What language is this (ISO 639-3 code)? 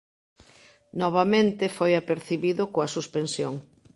glg